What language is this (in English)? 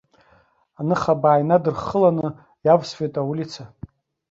Abkhazian